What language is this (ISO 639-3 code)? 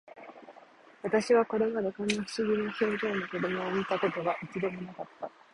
jpn